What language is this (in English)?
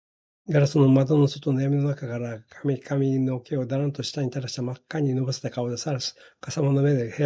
Japanese